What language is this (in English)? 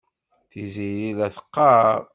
Kabyle